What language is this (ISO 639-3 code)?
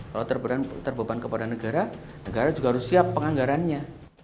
ind